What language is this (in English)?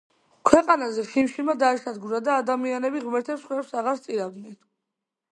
Georgian